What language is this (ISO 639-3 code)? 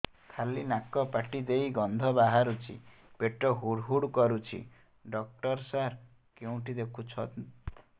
ori